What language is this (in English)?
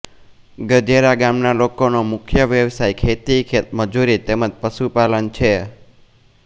Gujarati